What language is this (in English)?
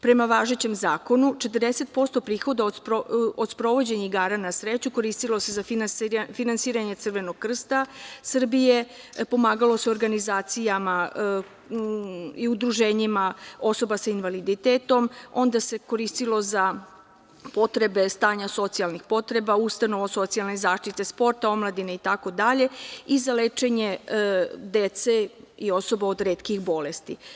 Serbian